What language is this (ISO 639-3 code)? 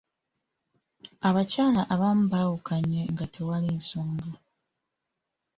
lug